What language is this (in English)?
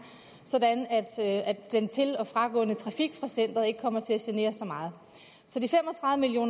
Danish